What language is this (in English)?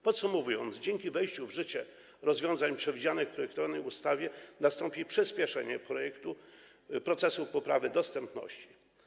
Polish